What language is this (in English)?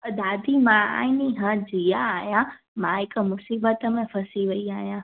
Sindhi